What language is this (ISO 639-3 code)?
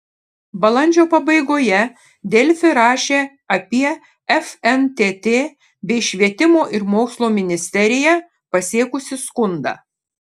lit